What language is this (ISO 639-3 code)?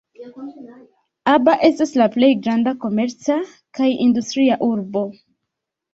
epo